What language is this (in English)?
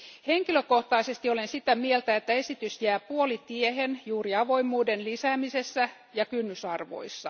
Finnish